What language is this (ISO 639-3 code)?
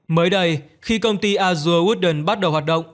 vie